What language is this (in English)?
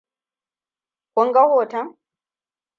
Hausa